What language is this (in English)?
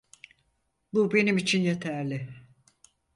Turkish